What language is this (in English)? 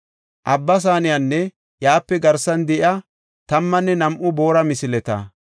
Gofa